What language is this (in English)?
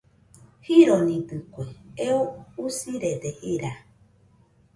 Nüpode Huitoto